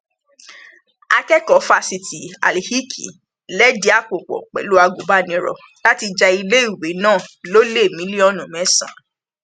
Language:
Yoruba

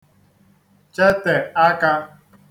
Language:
Igbo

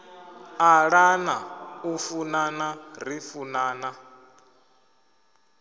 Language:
Venda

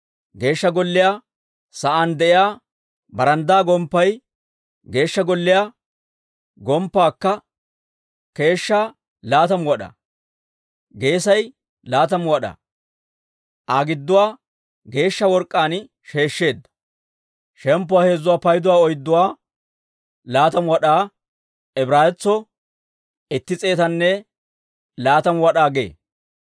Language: Dawro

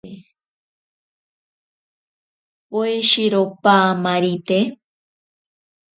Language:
Ashéninka Perené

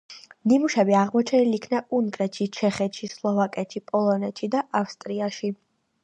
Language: Georgian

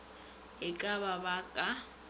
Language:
Northern Sotho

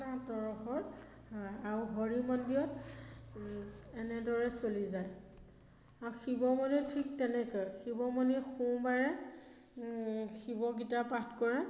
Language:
Assamese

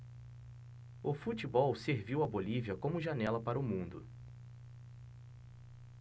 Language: Portuguese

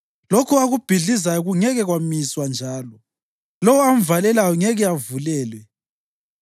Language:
North Ndebele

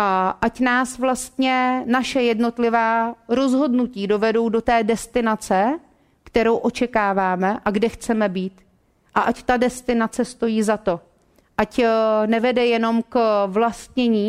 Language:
Czech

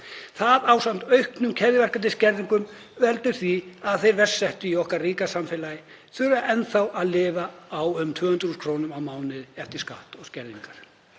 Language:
Icelandic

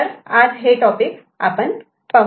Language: Marathi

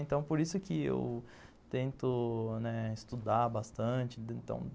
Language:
Portuguese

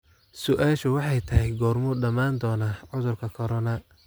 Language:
Somali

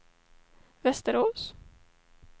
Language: Swedish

